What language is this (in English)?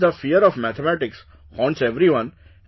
English